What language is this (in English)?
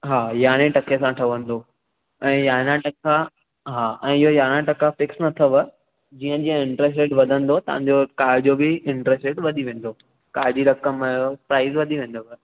Sindhi